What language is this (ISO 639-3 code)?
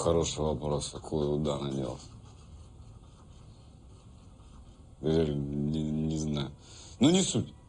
rus